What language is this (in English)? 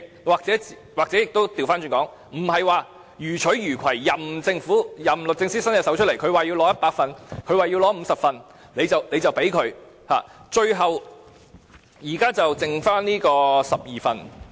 Cantonese